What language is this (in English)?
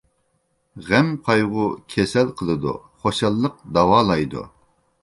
Uyghur